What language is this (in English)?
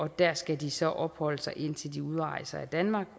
Danish